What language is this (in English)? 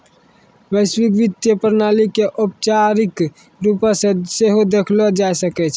Maithili